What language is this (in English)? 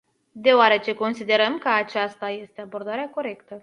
Romanian